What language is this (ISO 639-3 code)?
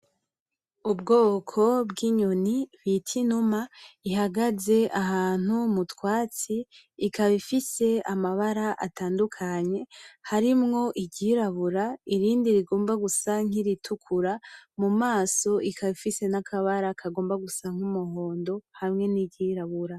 run